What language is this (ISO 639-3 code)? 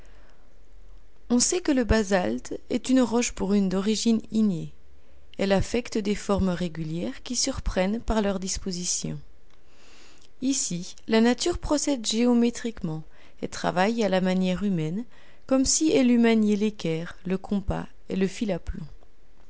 fra